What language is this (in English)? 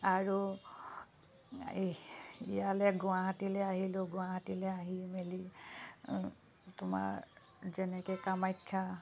Assamese